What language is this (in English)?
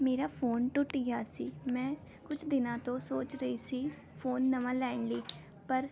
Punjabi